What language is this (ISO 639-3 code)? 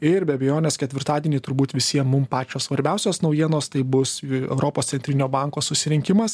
lit